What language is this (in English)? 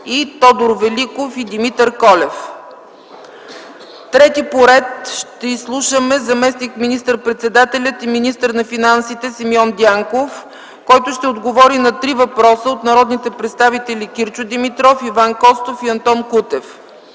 Bulgarian